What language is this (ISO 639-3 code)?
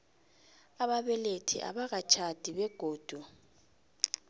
nbl